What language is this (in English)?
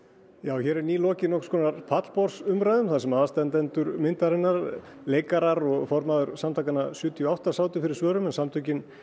Icelandic